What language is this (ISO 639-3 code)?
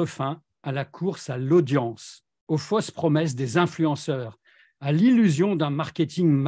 fra